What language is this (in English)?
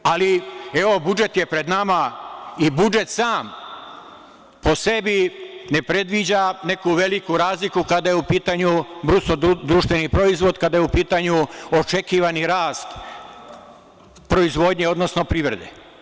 Serbian